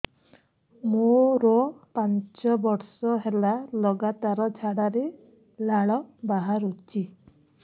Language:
Odia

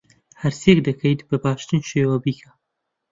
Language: Central Kurdish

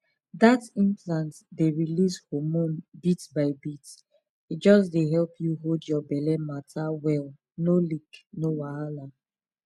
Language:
Nigerian Pidgin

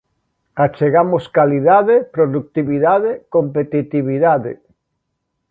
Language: Galician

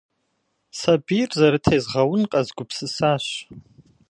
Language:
Kabardian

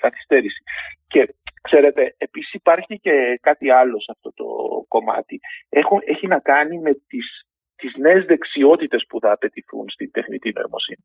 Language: Greek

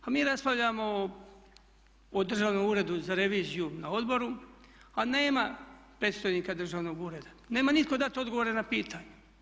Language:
Croatian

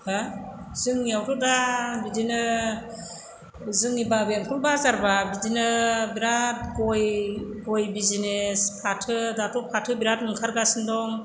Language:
Bodo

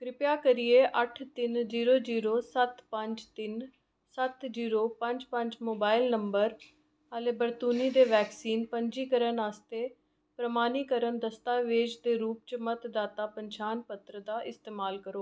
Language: Dogri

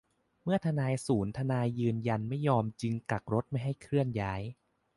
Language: Thai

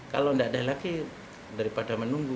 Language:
Indonesian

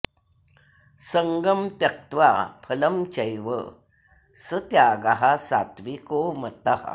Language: Sanskrit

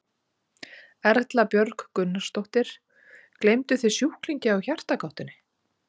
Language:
Icelandic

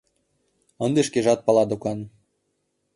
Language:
Mari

